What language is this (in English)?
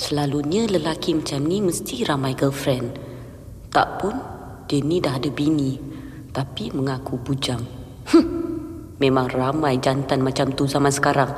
Malay